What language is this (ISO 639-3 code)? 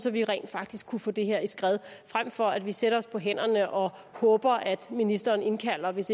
dan